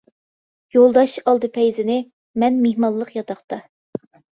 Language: Uyghur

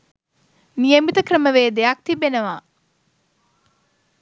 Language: Sinhala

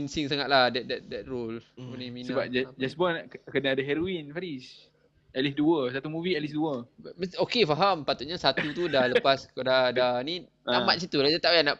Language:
Malay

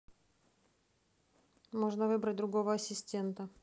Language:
Russian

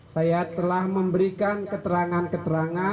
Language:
Indonesian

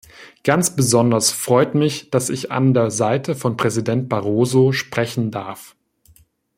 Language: German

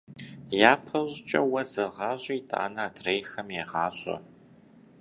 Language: Kabardian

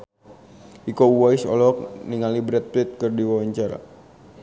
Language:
Sundanese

